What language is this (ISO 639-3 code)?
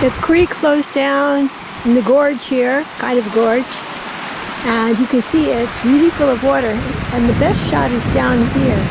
eng